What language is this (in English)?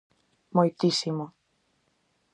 Galician